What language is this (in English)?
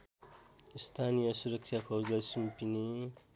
Nepali